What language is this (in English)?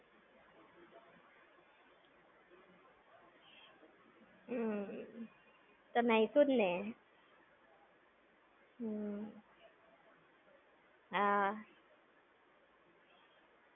Gujarati